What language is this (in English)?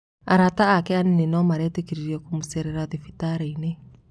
Kikuyu